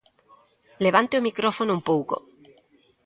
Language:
Galician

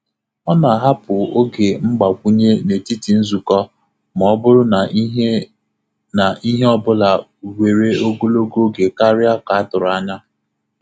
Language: Igbo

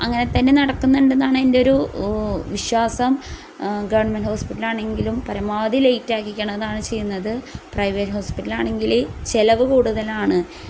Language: Malayalam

